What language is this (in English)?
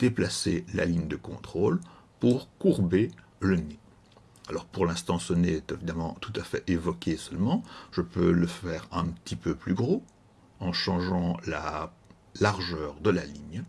French